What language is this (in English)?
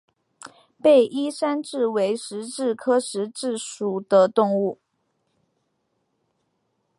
Chinese